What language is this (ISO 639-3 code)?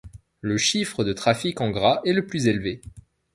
fra